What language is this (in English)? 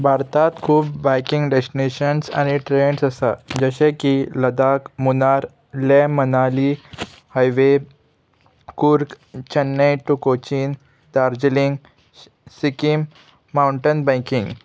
Konkani